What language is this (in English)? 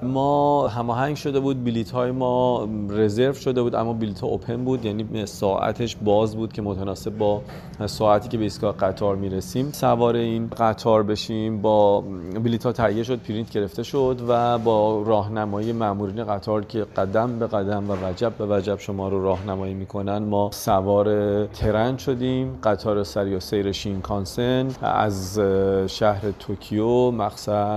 Persian